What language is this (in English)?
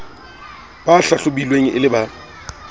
Southern Sotho